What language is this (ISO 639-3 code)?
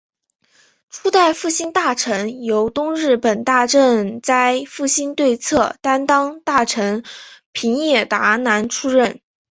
zho